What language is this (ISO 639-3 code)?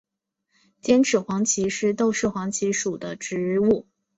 zho